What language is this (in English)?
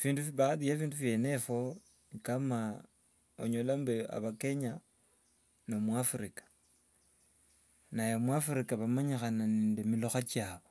Wanga